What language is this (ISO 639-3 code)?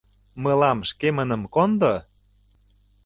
chm